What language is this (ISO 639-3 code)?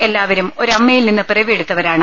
mal